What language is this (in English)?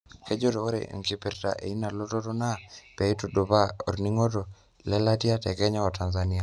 Masai